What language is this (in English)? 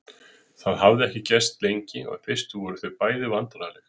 Icelandic